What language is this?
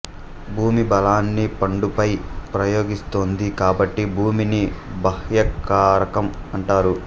Telugu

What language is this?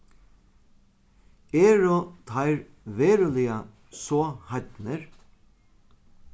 Faroese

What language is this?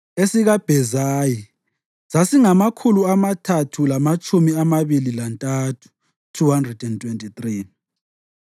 North Ndebele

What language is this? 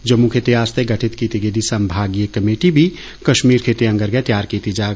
Dogri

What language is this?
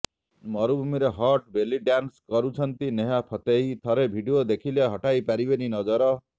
Odia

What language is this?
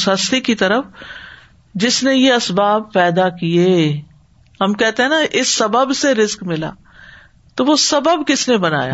Urdu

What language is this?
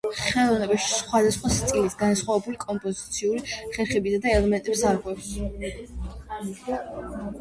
Georgian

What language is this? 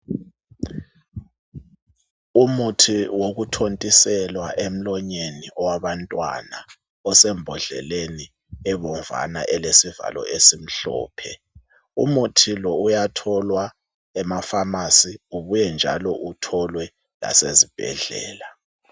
North Ndebele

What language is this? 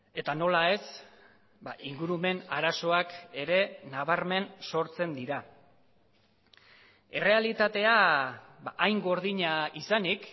Basque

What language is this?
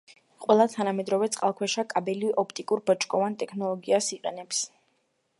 Georgian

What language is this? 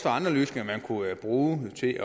Danish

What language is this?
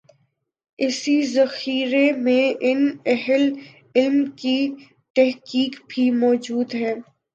Urdu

